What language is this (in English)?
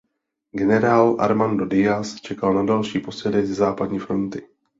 Czech